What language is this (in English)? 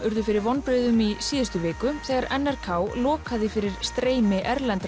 Icelandic